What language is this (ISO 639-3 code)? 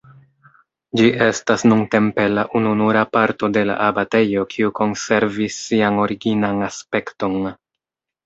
epo